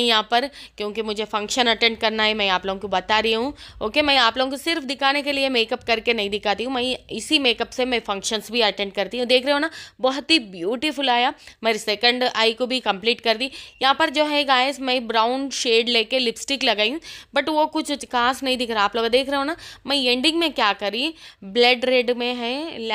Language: Hindi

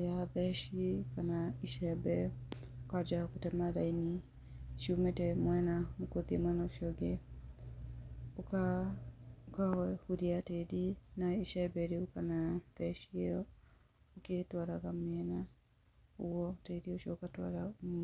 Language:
Kikuyu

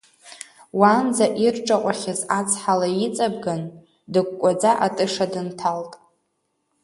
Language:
Abkhazian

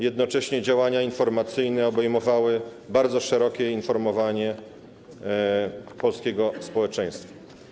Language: Polish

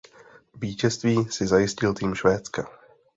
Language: Czech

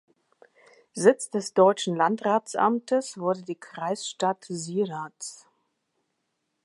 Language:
German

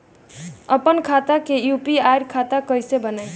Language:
Bhojpuri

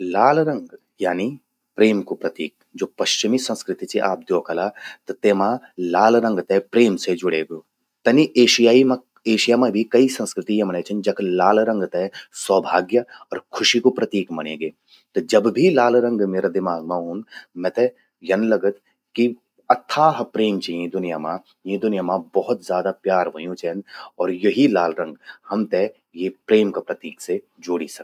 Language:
Garhwali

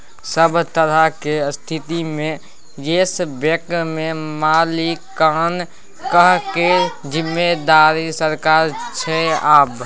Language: Maithili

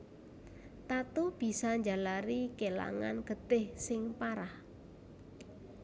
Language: Javanese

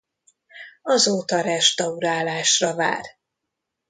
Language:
Hungarian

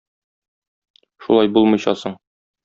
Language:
Tatar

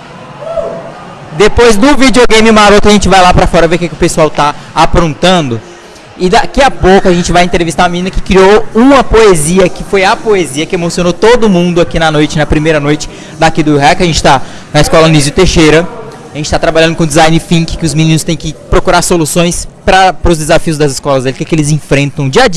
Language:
Portuguese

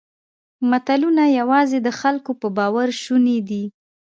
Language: Pashto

